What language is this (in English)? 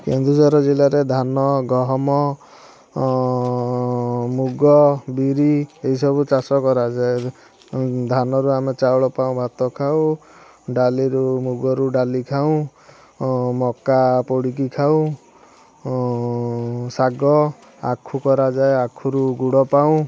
Odia